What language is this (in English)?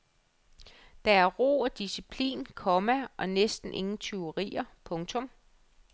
Danish